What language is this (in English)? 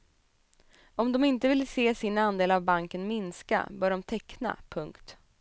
Swedish